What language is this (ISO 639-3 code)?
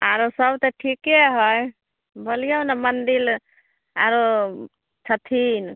mai